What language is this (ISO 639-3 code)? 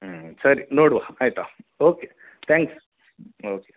kan